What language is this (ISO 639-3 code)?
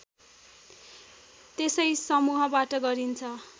nep